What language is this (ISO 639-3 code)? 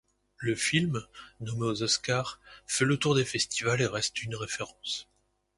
fra